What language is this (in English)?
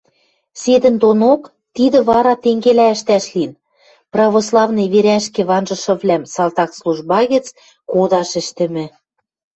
Western Mari